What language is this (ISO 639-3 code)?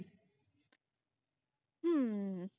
pan